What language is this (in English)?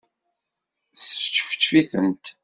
Kabyle